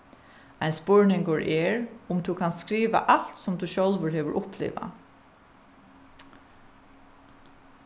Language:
Faroese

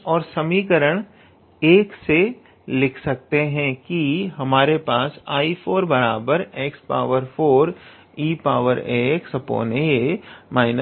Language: Hindi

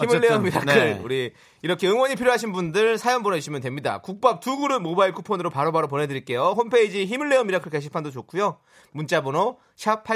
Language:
Korean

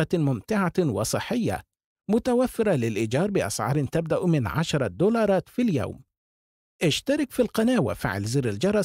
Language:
Arabic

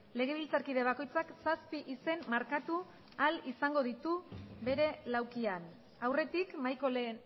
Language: Basque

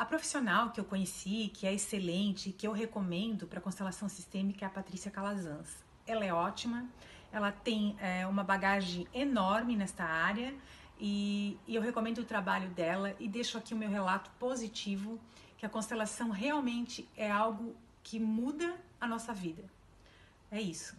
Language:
Portuguese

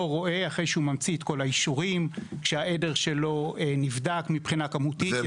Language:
Hebrew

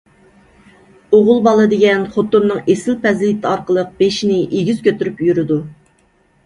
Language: Uyghur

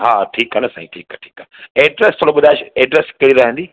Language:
Sindhi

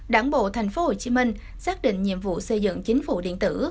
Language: Vietnamese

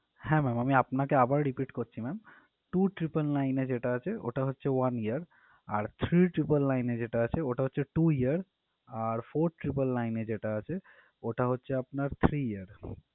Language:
Bangla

